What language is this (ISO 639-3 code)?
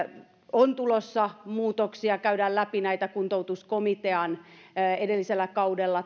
fin